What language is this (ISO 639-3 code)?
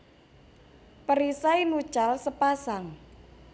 jav